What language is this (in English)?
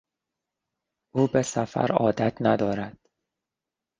Persian